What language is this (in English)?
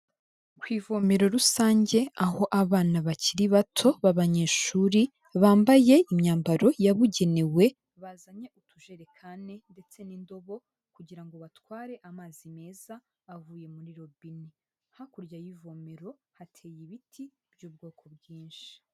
Kinyarwanda